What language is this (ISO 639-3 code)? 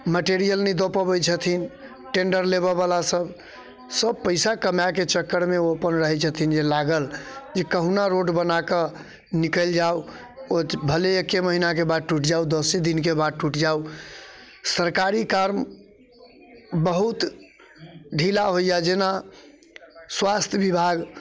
mai